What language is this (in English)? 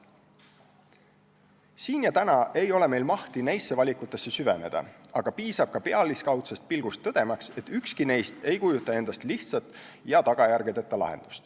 Estonian